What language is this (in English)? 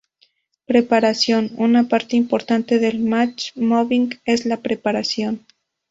Spanish